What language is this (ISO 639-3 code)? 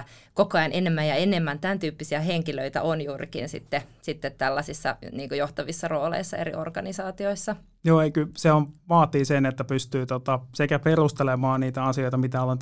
fin